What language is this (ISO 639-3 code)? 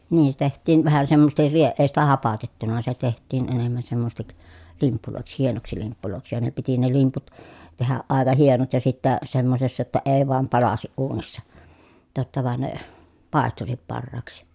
fin